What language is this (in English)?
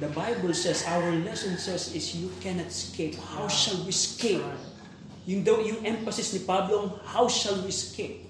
Filipino